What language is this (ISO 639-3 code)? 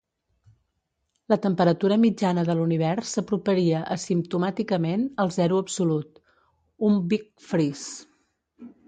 cat